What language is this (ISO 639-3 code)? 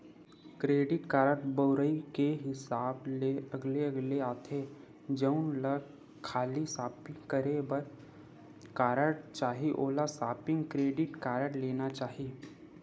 hne